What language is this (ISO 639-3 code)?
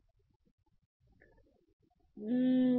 ben